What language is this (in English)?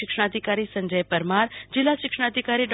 Gujarati